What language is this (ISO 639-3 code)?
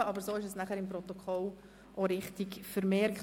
gsw